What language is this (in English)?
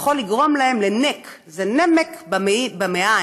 Hebrew